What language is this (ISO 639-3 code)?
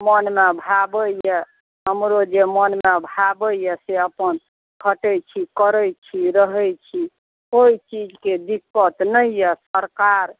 mai